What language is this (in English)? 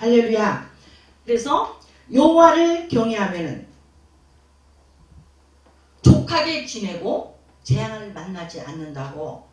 Korean